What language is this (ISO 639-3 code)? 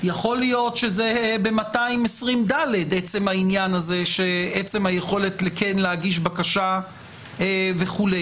heb